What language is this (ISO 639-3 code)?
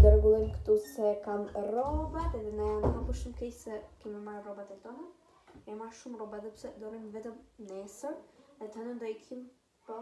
ron